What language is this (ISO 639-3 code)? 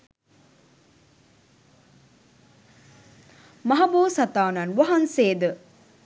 sin